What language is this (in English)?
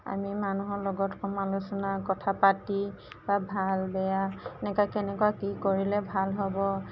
Assamese